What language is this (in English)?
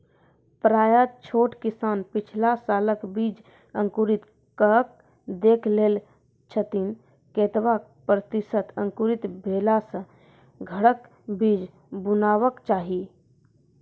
Maithili